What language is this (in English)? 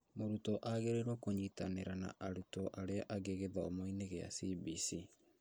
Kikuyu